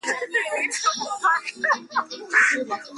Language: Swahili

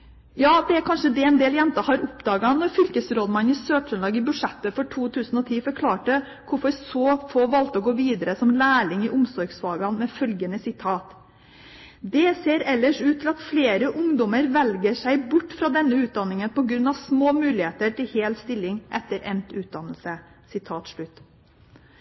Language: Norwegian Bokmål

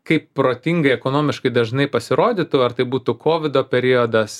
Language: Lithuanian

